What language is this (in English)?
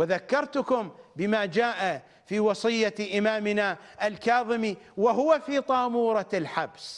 Arabic